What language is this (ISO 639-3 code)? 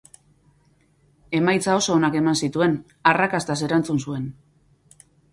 eus